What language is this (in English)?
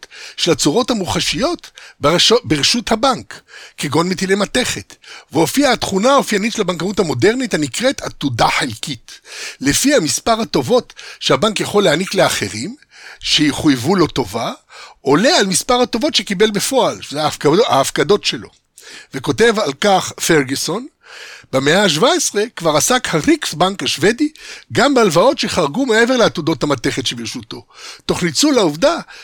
Hebrew